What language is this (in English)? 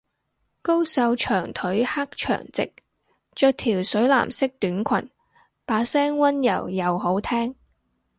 Cantonese